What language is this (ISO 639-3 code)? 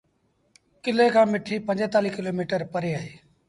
sbn